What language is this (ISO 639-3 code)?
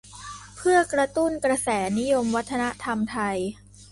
tha